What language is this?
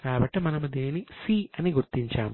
Telugu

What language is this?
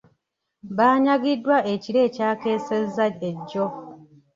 Ganda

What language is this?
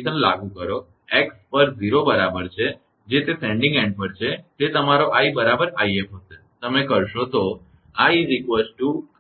Gujarati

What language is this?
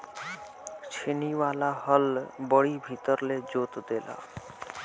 Bhojpuri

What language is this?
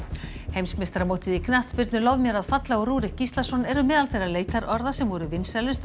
Icelandic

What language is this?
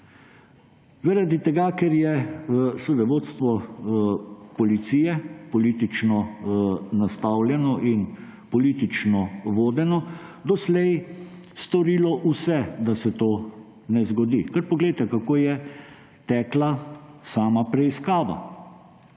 Slovenian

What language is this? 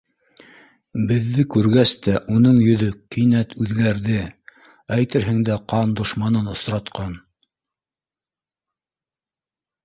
Bashkir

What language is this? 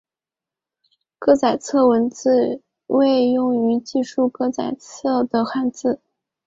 Chinese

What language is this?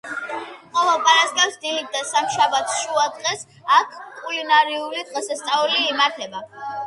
Georgian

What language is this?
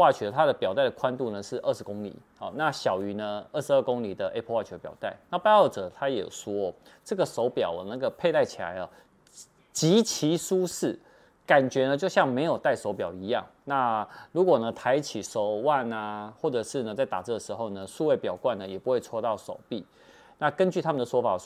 Chinese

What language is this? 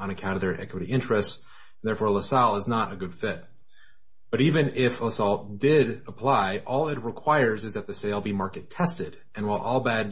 English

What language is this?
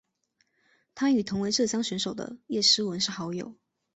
Chinese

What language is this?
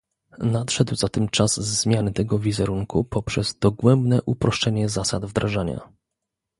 Polish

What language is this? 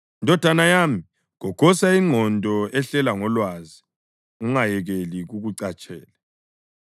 North Ndebele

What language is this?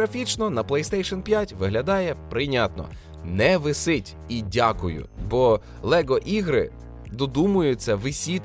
Ukrainian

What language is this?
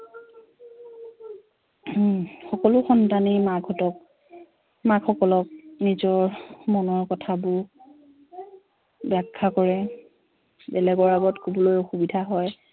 Assamese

